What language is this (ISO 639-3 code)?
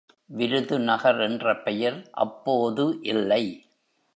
tam